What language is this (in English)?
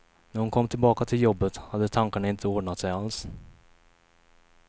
Swedish